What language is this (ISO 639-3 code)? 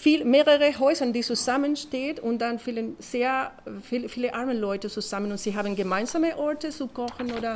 deu